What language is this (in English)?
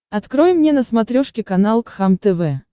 Russian